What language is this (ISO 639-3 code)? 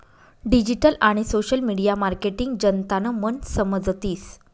mar